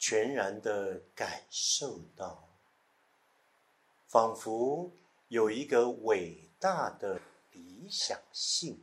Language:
Chinese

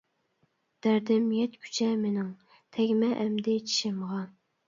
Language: Uyghur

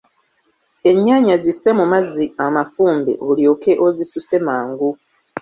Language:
Ganda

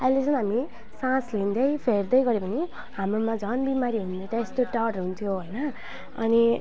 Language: Nepali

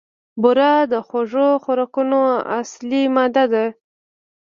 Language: Pashto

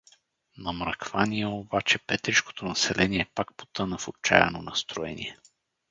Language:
Bulgarian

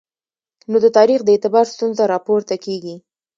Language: Pashto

